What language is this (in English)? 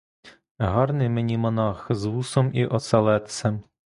Ukrainian